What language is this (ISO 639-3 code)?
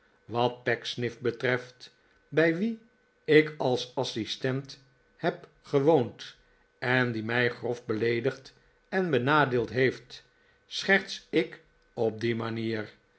nld